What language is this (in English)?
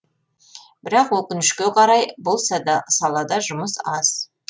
Kazakh